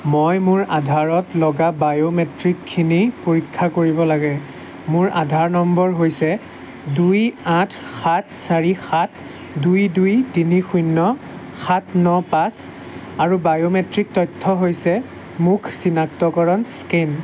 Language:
Assamese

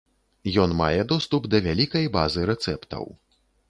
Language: Belarusian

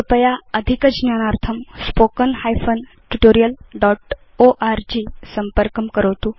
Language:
Sanskrit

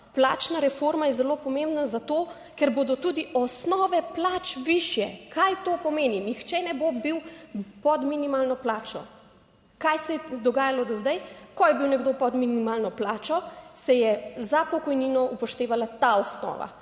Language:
Slovenian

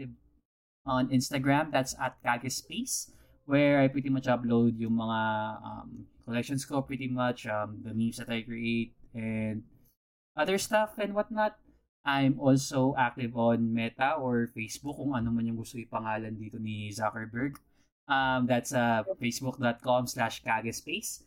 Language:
Filipino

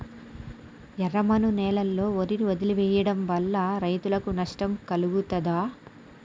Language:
Telugu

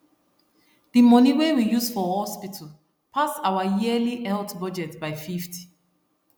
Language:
Nigerian Pidgin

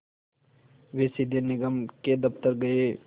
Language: Hindi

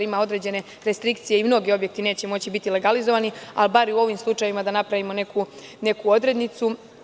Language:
Serbian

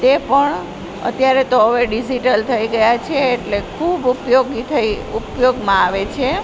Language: Gujarati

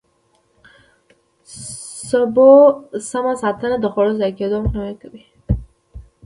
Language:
Pashto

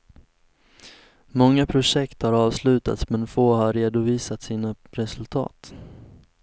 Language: Swedish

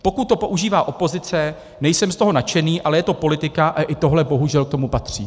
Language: Czech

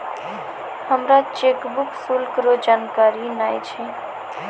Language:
Maithili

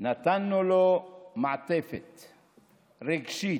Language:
Hebrew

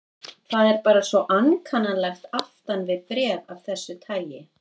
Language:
Icelandic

